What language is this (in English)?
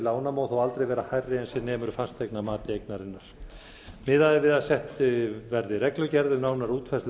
Icelandic